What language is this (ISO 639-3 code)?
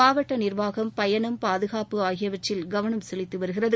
tam